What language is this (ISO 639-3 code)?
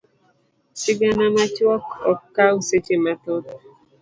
luo